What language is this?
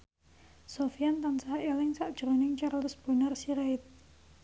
Javanese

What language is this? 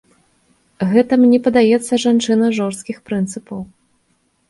Belarusian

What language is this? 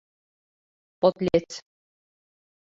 Mari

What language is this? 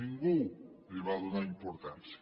Catalan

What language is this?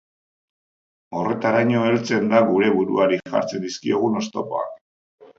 Basque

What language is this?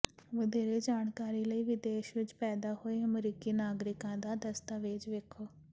Punjabi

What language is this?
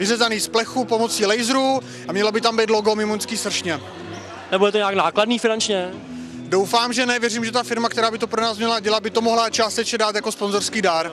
Czech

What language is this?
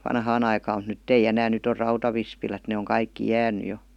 Finnish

